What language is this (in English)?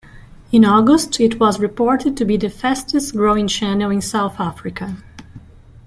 English